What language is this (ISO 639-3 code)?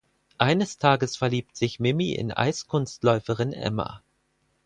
deu